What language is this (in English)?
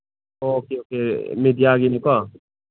Manipuri